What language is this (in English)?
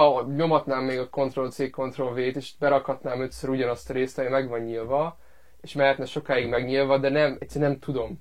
Hungarian